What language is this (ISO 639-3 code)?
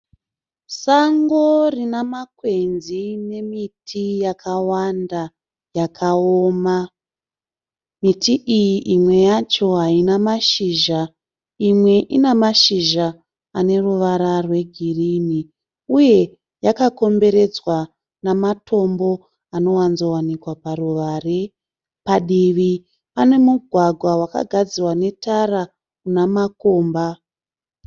sna